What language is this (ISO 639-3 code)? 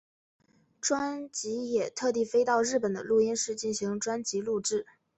zho